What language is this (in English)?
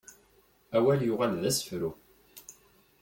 Kabyle